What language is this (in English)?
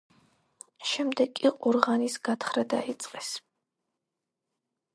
Georgian